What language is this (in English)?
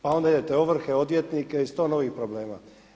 Croatian